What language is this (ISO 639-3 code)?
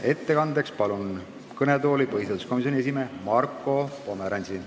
est